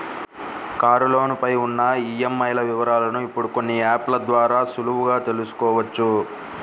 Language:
Telugu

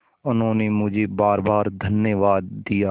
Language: Hindi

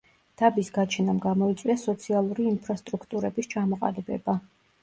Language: Georgian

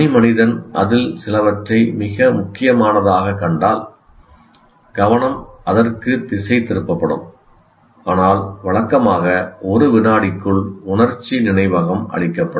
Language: Tamil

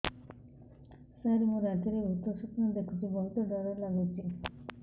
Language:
Odia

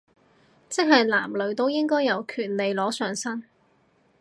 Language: Cantonese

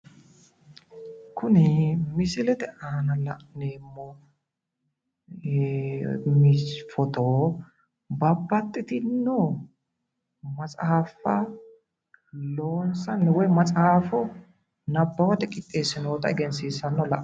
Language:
Sidamo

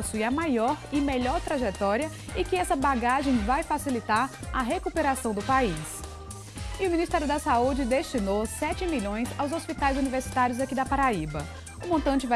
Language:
Portuguese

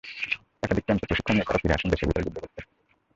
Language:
Bangla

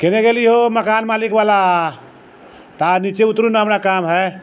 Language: Maithili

